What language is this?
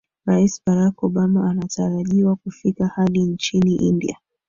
Swahili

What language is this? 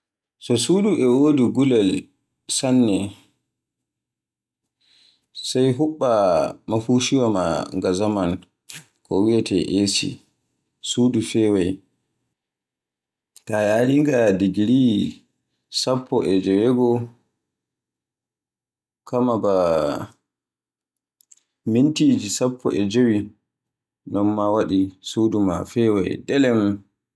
Borgu Fulfulde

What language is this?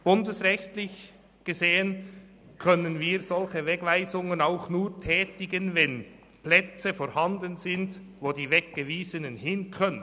Swiss German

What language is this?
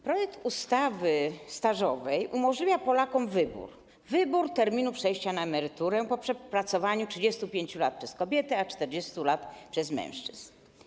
Polish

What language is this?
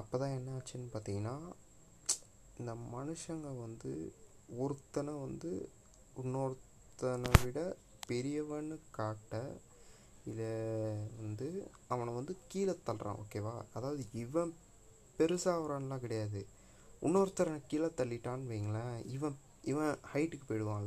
Tamil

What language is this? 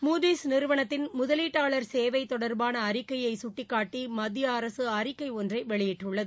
Tamil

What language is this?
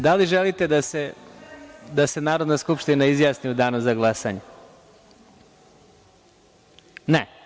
Serbian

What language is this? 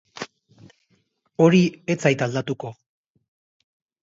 Basque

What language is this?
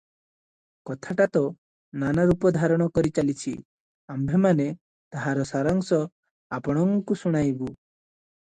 Odia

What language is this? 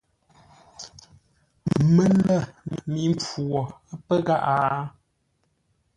Ngombale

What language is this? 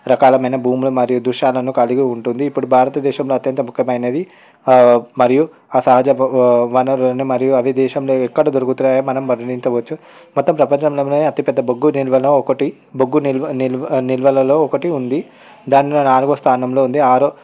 Telugu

